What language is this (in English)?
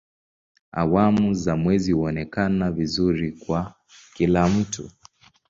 Swahili